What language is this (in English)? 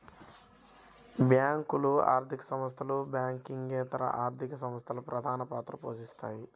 Telugu